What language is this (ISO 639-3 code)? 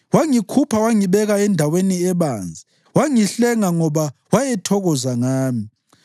nde